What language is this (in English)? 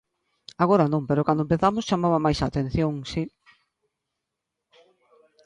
Galician